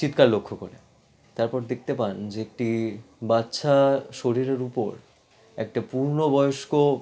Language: Bangla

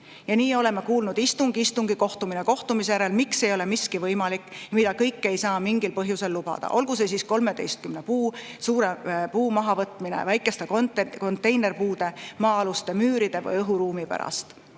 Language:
Estonian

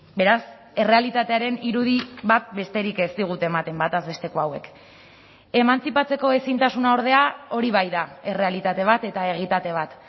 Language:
Basque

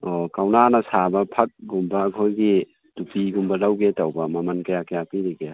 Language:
Manipuri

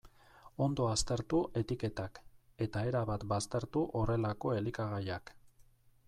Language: Basque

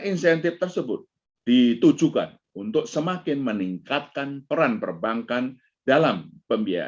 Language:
Indonesian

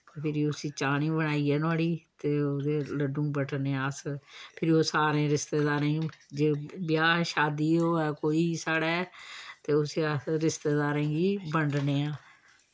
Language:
Dogri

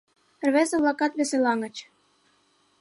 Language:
Mari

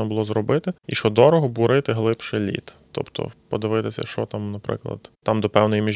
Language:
Ukrainian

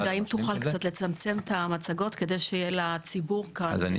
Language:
Hebrew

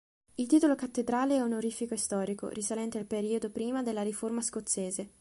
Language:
Italian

